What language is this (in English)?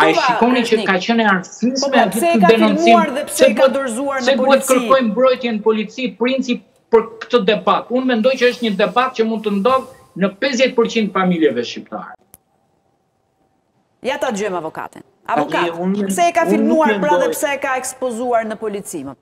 Romanian